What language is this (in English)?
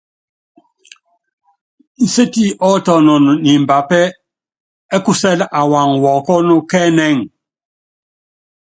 Yangben